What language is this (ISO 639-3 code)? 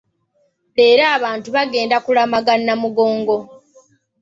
lug